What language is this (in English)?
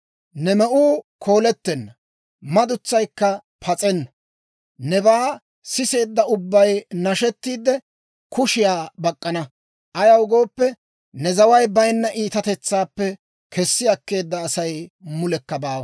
Dawro